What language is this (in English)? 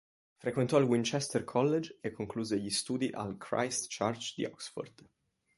Italian